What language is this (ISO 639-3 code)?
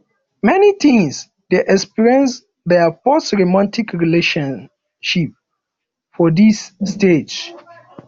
pcm